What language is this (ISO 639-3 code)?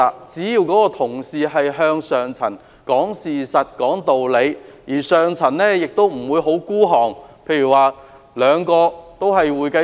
yue